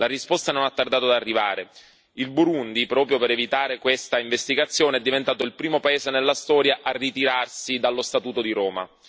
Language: Italian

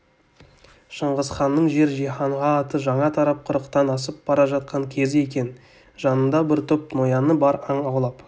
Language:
Kazakh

